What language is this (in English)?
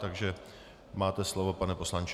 Czech